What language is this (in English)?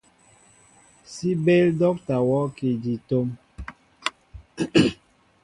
Mbo (Cameroon)